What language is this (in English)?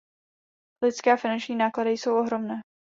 Czech